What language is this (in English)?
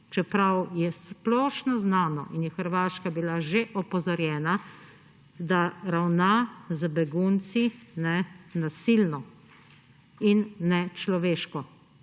Slovenian